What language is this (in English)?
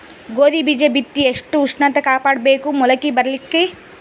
Kannada